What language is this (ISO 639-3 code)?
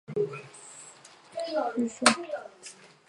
zho